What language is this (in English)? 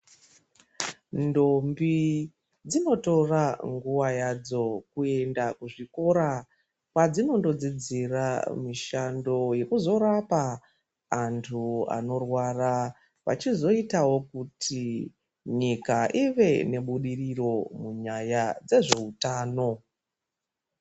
Ndau